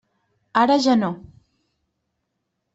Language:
Catalan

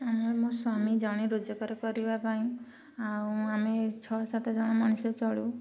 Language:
Odia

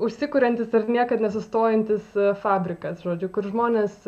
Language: Lithuanian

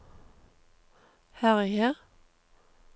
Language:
Norwegian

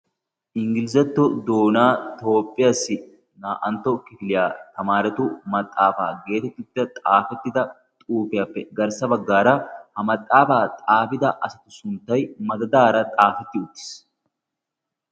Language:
Wolaytta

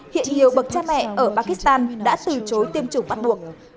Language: Vietnamese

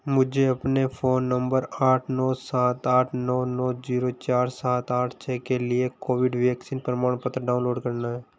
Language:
Hindi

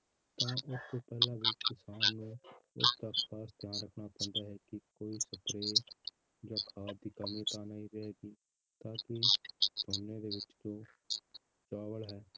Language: Punjabi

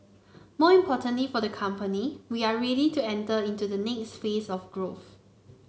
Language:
English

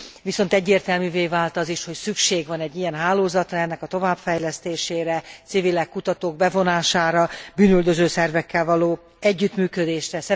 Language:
Hungarian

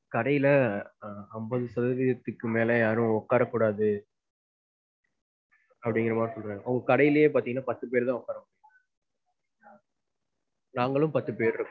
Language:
Tamil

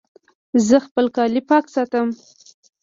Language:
Pashto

